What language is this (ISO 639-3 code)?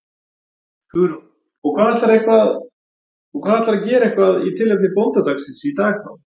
isl